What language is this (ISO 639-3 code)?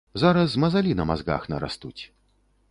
bel